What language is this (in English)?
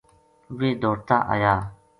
Gujari